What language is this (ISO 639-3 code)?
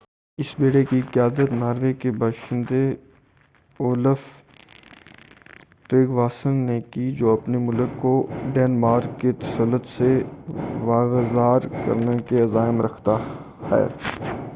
urd